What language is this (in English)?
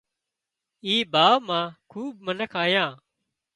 Wadiyara Koli